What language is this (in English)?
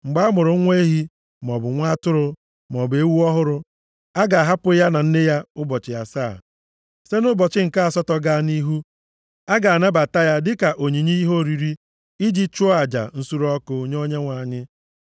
Igbo